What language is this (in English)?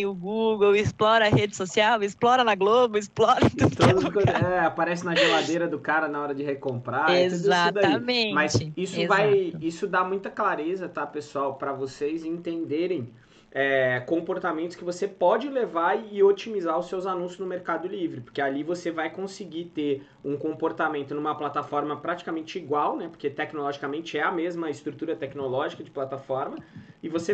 Portuguese